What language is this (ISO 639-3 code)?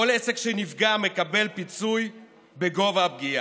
heb